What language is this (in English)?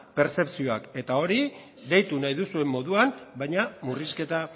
Basque